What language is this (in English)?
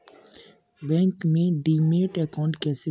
Hindi